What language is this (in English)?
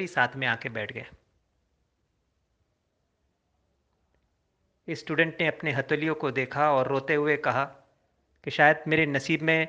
Hindi